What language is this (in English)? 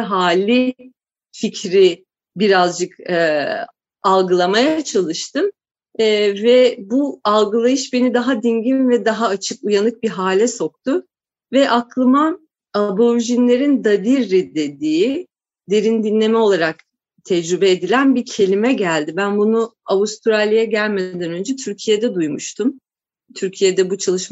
Turkish